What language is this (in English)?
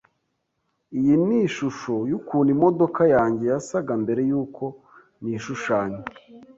Kinyarwanda